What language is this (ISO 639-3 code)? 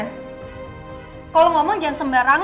ind